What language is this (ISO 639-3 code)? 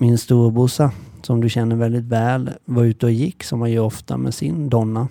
swe